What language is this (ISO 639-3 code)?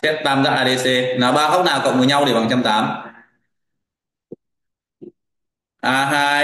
vie